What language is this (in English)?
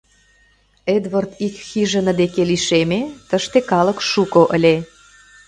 Mari